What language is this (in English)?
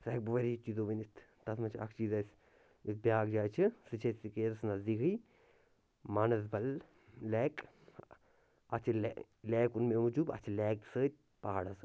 Kashmiri